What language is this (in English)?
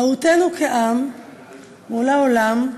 Hebrew